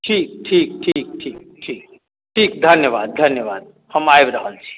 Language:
Maithili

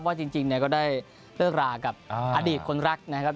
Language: Thai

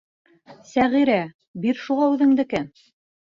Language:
Bashkir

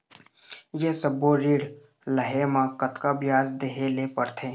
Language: Chhattisgarhi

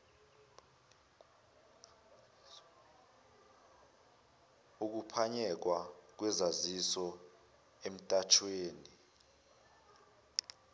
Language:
Zulu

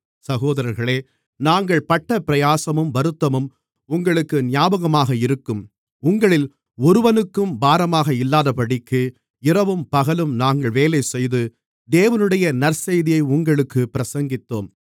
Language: Tamil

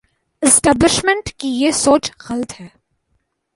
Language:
Urdu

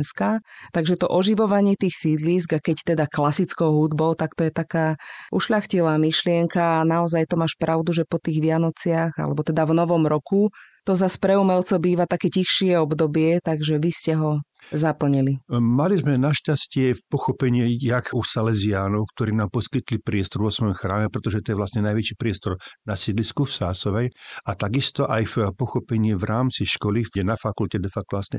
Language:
Slovak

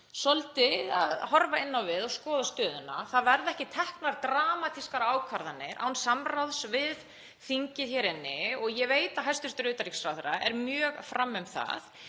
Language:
Icelandic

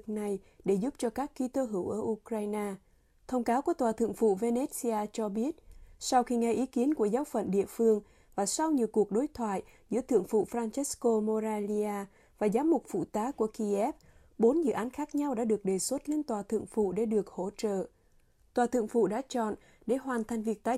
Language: Vietnamese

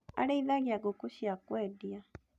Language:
Kikuyu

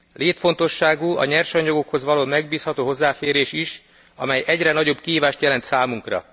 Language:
Hungarian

